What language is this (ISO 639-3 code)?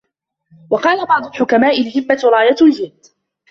ara